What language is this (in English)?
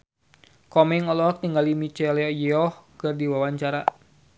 Sundanese